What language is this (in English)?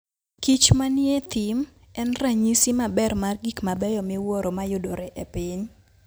Luo (Kenya and Tanzania)